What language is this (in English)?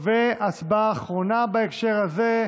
Hebrew